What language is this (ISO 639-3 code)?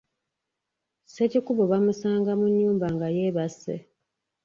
lug